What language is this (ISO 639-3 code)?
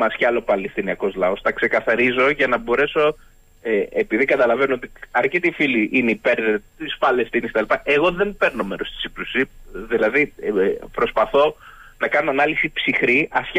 ell